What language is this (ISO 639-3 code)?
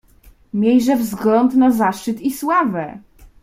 pol